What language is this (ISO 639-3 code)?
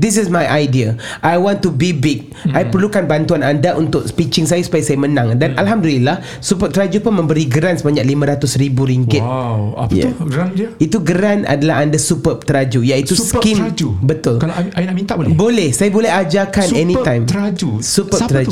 msa